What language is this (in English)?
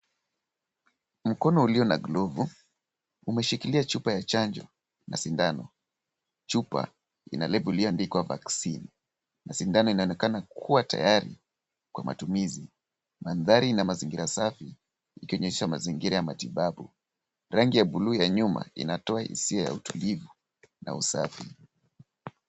Swahili